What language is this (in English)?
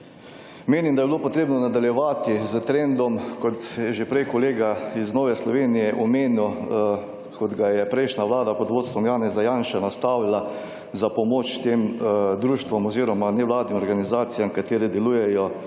Slovenian